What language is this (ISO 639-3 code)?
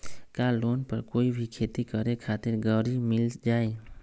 mag